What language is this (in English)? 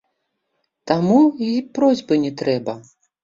Belarusian